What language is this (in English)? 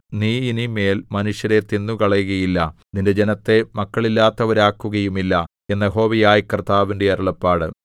Malayalam